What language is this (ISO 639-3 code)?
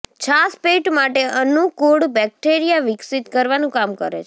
guj